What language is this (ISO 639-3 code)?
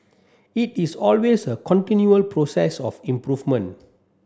eng